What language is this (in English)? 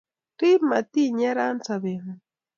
Kalenjin